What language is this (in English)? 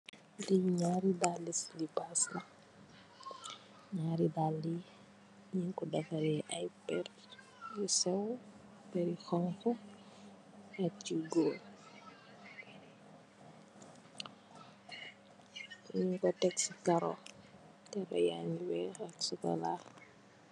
Wolof